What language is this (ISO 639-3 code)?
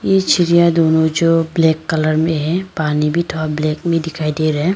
hin